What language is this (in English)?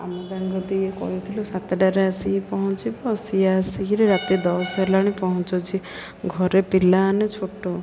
Odia